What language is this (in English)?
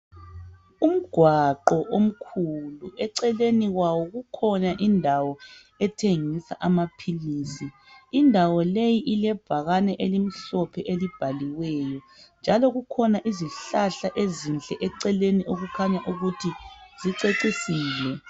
North Ndebele